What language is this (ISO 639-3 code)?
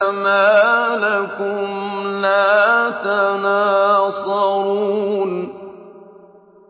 ara